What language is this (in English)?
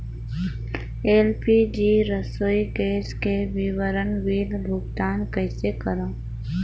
Chhattisgarhi